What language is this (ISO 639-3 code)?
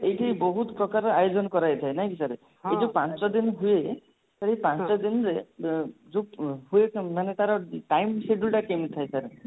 ori